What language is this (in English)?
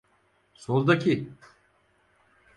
Turkish